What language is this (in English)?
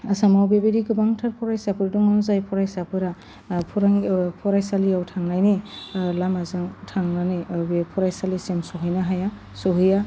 Bodo